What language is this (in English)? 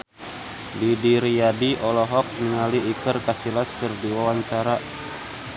Sundanese